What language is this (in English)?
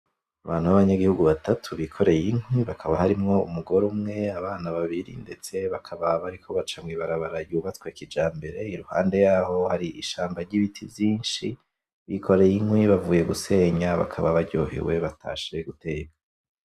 Rundi